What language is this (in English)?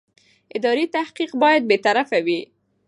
Pashto